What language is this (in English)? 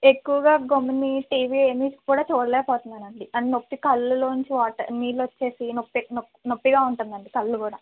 Telugu